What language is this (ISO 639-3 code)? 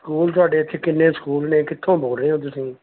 pan